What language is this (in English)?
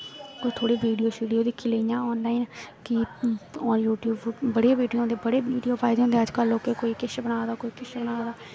Dogri